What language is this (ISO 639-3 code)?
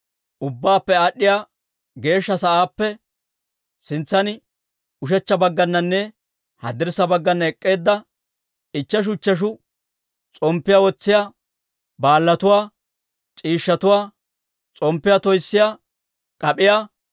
dwr